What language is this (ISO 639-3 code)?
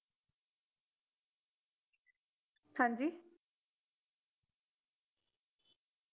pan